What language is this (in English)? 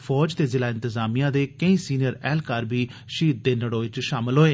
Dogri